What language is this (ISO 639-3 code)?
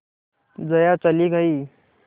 hin